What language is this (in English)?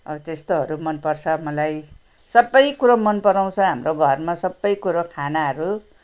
Nepali